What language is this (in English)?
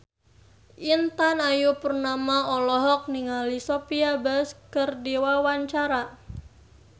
Sundanese